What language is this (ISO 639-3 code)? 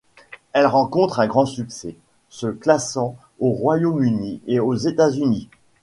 fra